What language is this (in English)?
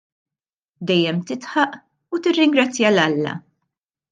Maltese